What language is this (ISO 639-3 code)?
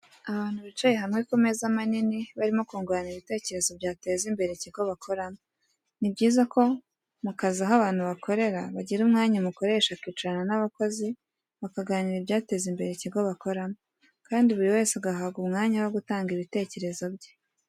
kin